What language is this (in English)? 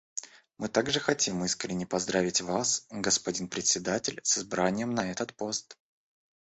Russian